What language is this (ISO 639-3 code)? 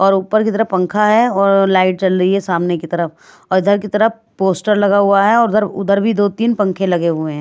hin